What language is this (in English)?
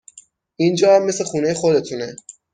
Persian